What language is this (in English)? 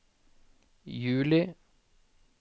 Norwegian